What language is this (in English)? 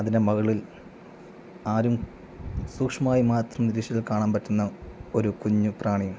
Malayalam